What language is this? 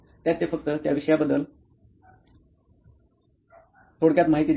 Marathi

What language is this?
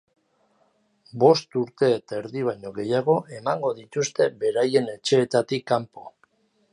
Basque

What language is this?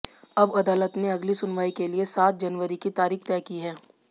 Hindi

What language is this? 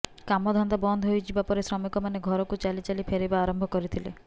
Odia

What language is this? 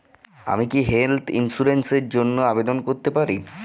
Bangla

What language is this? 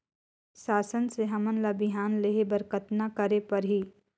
Chhattisgarhi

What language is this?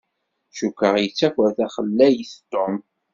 Kabyle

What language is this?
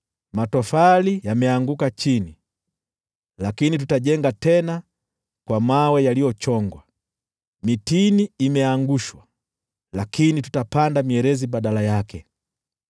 Swahili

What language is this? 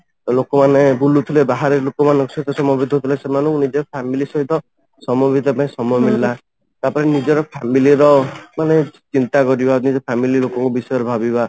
Odia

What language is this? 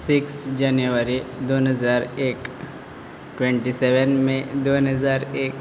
Konkani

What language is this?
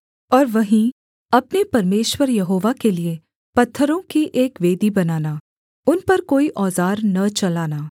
Hindi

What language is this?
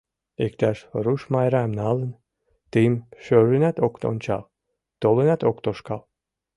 Mari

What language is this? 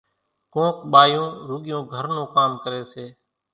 Kachi Koli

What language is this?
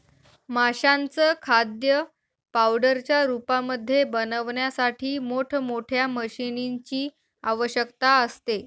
Marathi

